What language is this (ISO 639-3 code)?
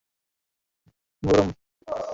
ben